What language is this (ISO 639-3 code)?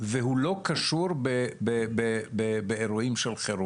heb